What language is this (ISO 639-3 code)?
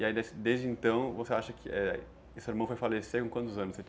por